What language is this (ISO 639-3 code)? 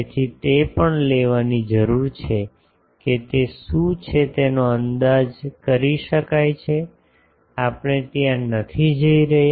guj